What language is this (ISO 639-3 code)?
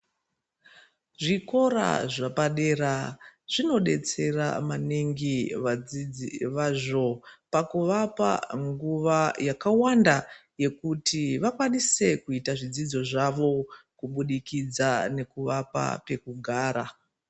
ndc